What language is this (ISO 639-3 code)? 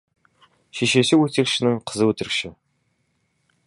kaz